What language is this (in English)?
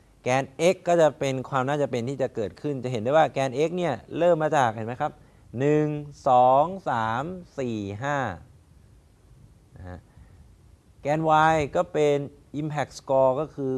Thai